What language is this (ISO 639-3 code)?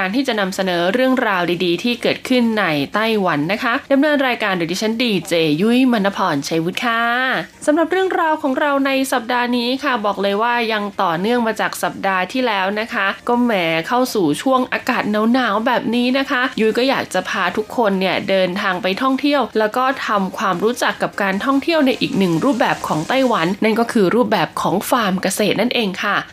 tha